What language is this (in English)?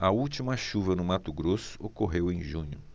Portuguese